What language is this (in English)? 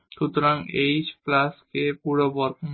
Bangla